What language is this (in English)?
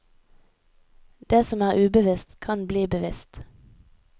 Norwegian